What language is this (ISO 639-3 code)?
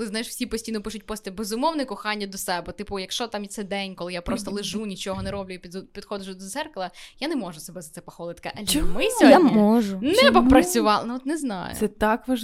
ukr